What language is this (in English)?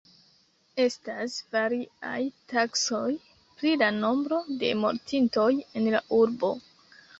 Esperanto